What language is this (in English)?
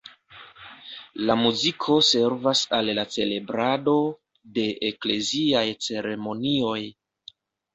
Esperanto